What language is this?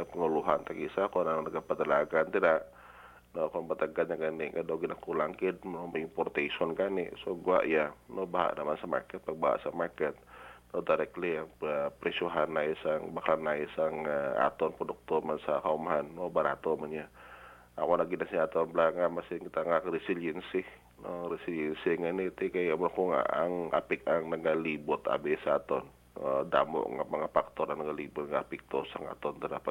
Filipino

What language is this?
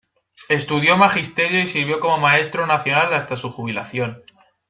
Spanish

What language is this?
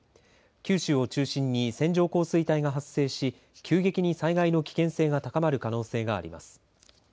Japanese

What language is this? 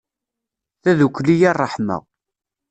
Kabyle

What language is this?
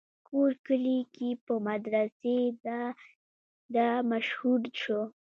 Pashto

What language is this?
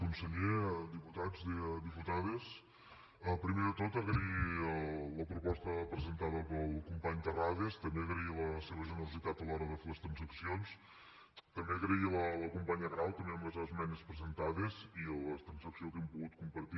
Catalan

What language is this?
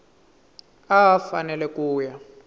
Tsonga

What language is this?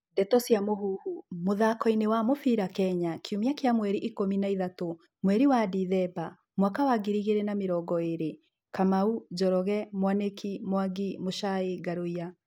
Kikuyu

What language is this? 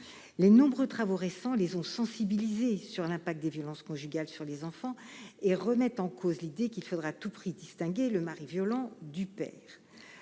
French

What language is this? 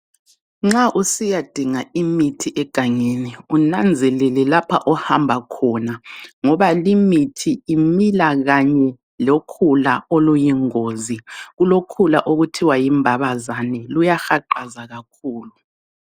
North Ndebele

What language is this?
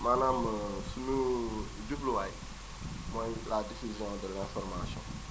Wolof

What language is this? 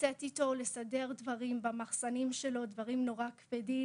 Hebrew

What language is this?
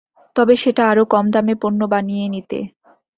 Bangla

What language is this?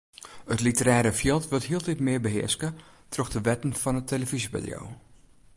Western Frisian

